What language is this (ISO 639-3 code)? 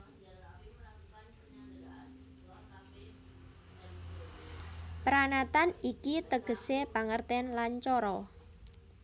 jav